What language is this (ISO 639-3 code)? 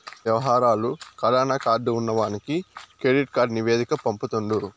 tel